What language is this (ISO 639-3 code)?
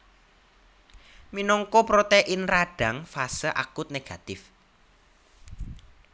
jav